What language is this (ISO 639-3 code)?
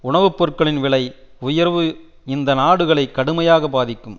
tam